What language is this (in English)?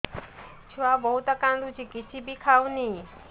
Odia